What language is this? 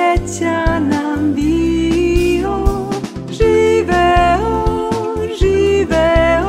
Romanian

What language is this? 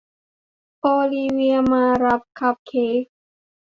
Thai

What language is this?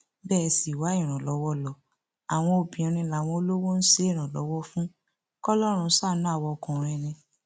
Yoruba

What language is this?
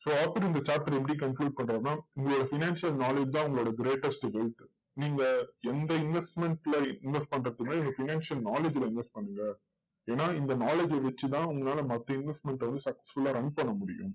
Tamil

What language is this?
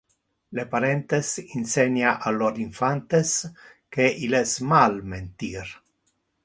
Interlingua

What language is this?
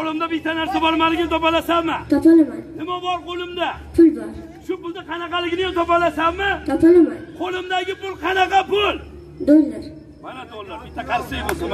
Turkish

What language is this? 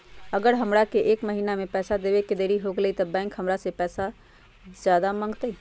Magahi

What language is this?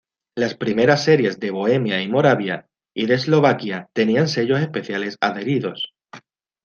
Spanish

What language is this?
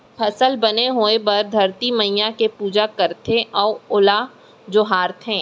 Chhattisgarhi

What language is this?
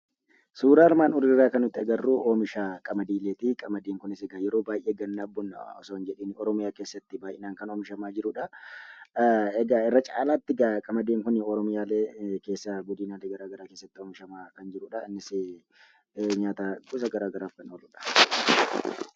Oromo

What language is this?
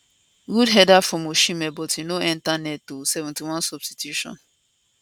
Nigerian Pidgin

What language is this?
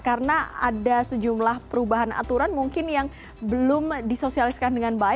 Indonesian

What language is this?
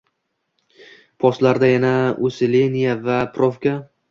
Uzbek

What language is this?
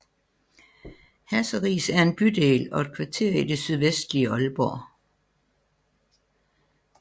Danish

